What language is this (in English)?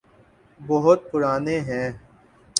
Urdu